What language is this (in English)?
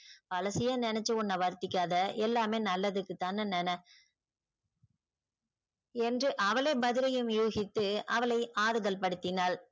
Tamil